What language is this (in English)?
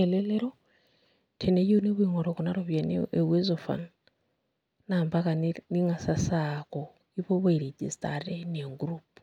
Masai